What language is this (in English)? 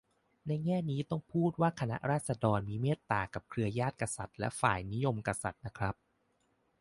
Thai